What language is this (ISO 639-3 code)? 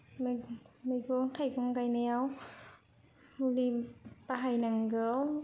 brx